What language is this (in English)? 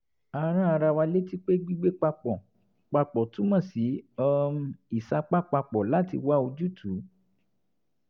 Yoruba